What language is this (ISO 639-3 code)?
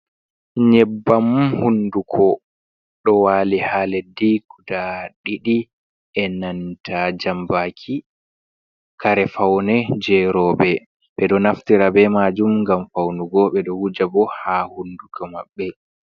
ful